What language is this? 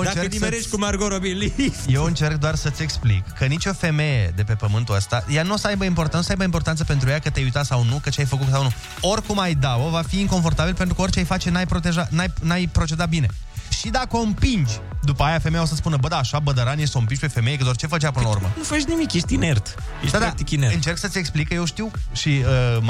Romanian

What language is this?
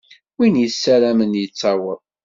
Kabyle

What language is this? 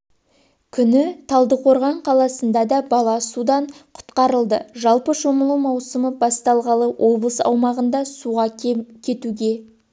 Kazakh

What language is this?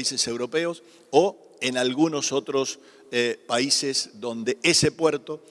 Spanish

